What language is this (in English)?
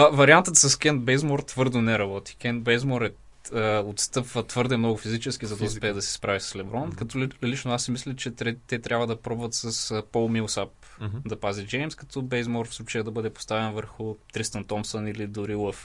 Bulgarian